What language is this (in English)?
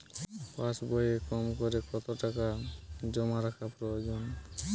Bangla